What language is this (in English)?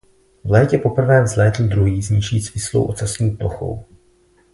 Czech